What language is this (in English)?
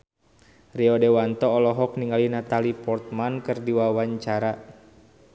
Sundanese